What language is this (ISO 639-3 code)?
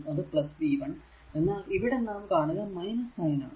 mal